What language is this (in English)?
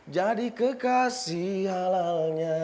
Indonesian